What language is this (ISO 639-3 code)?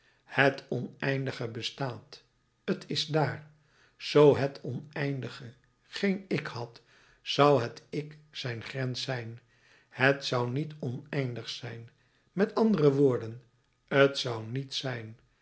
nld